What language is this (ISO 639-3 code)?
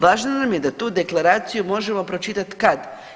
hrv